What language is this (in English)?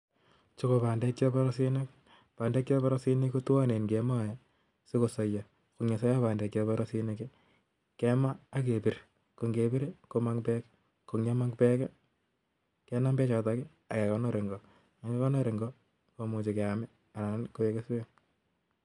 Kalenjin